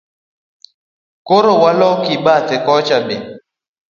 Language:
Luo (Kenya and Tanzania)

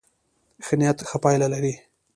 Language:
Pashto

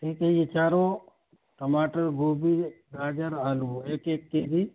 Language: Urdu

